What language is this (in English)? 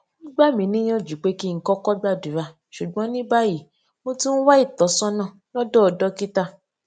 Yoruba